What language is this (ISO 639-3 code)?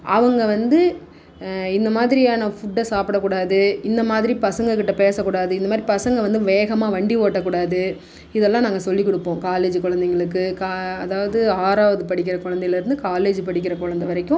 tam